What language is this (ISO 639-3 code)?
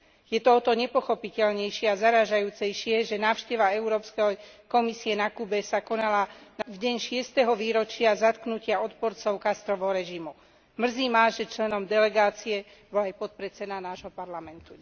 slk